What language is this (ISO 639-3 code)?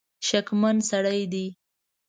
pus